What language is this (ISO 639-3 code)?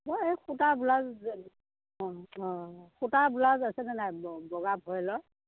asm